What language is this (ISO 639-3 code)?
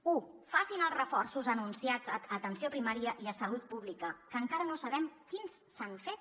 cat